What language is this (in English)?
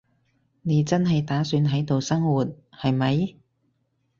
Cantonese